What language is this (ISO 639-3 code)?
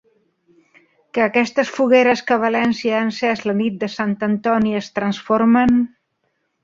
cat